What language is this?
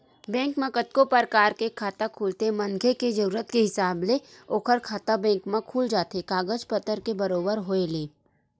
Chhattisgarhi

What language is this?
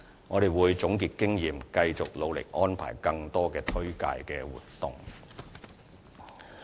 Cantonese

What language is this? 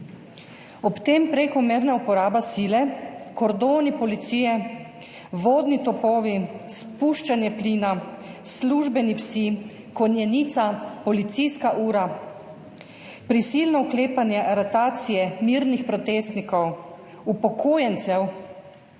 Slovenian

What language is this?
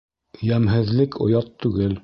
Bashkir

